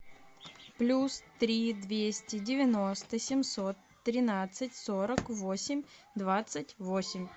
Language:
Russian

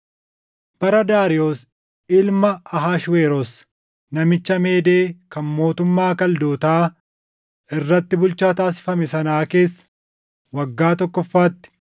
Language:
Oromo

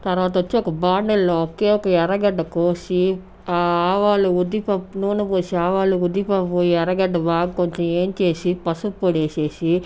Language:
Telugu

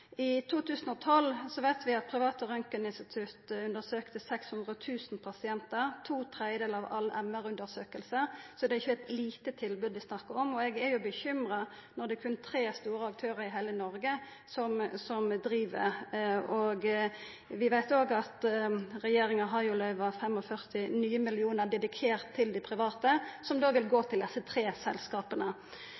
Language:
Norwegian Nynorsk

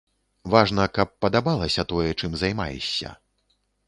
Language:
Belarusian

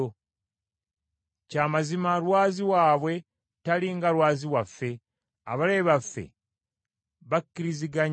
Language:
Ganda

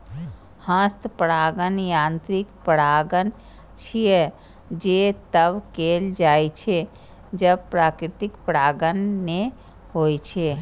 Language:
Maithili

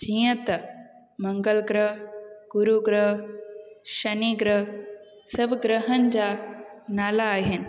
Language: Sindhi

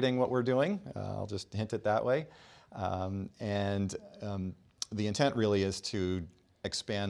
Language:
English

